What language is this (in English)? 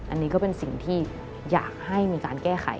Thai